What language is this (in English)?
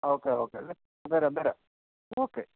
Malayalam